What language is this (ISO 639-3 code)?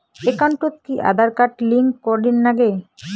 ben